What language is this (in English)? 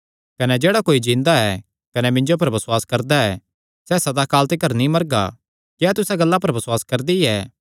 Kangri